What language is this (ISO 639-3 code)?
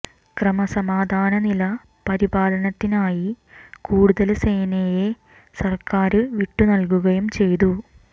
mal